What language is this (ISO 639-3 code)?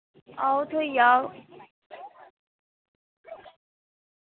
doi